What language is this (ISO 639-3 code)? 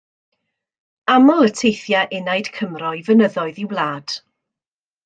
cym